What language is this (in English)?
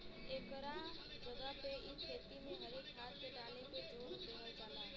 Bhojpuri